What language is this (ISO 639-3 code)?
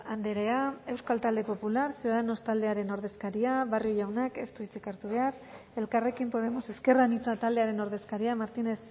eus